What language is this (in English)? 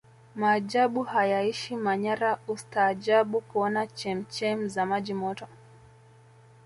Swahili